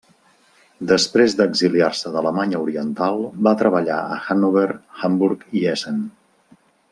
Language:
Catalan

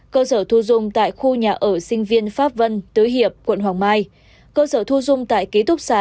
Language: Vietnamese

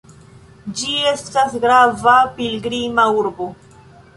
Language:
Esperanto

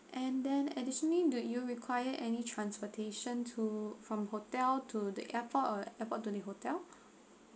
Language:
English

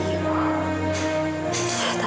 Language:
Indonesian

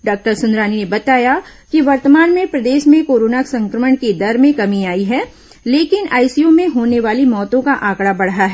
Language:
Hindi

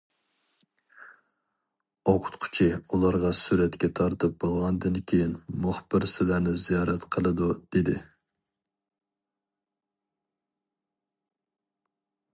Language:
Uyghur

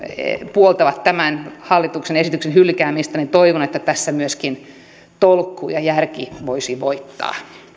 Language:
Finnish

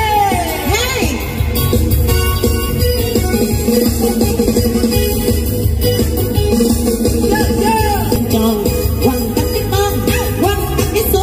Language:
Vietnamese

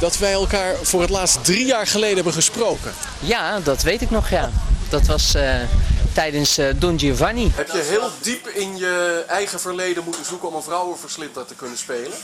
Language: Dutch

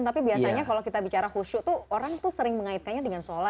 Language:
Indonesian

